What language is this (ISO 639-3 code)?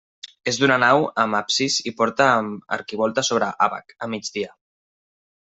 cat